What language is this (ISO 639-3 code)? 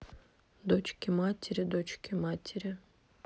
rus